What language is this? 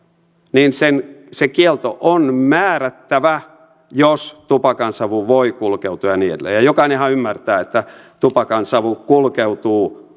Finnish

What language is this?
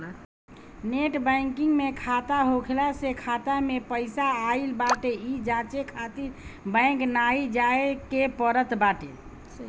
Bhojpuri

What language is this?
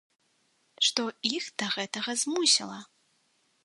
Belarusian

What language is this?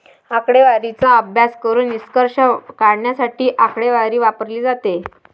Marathi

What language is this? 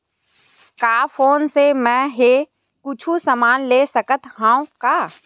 Chhattisgarhi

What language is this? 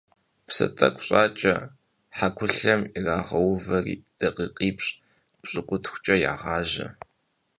Kabardian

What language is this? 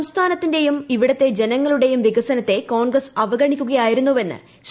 Malayalam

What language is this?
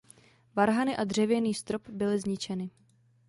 Czech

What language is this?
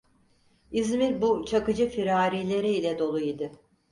Turkish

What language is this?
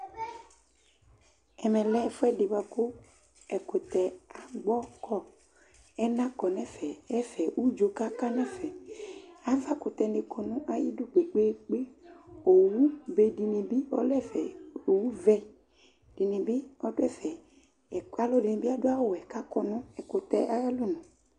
Ikposo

